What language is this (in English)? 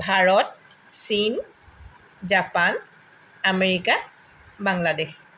Assamese